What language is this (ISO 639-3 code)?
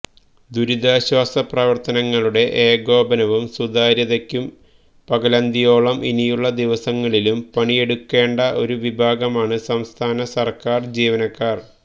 mal